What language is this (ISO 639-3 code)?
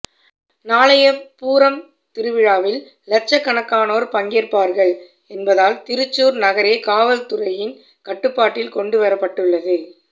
tam